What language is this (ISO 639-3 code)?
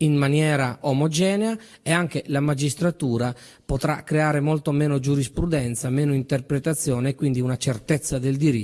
ita